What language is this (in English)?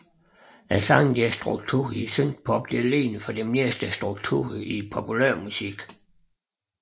Danish